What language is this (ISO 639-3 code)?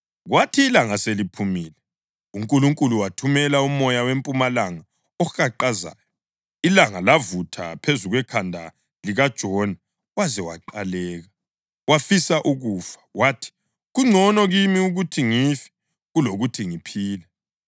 nde